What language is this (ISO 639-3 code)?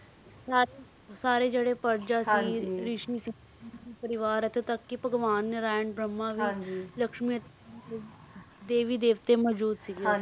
pan